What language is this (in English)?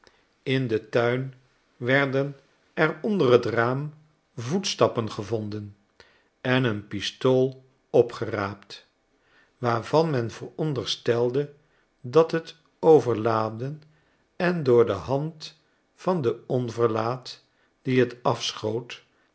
Dutch